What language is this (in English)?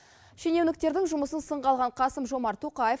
Kazakh